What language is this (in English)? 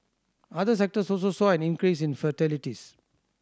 English